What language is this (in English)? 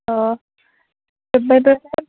Bodo